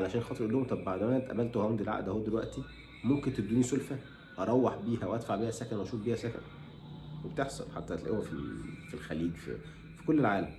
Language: Arabic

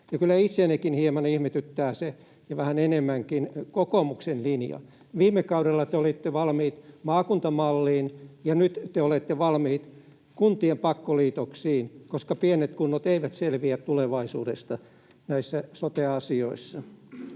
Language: Finnish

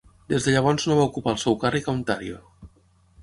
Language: Catalan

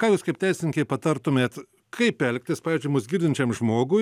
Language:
Lithuanian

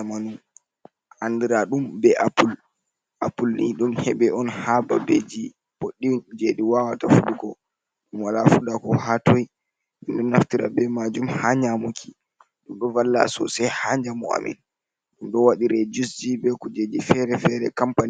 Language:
Fula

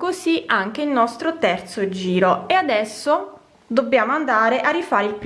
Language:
Italian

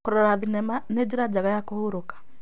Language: Kikuyu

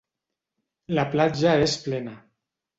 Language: Catalan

